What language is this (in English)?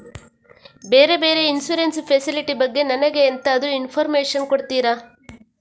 Kannada